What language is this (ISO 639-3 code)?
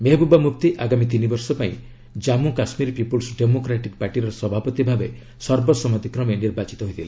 ori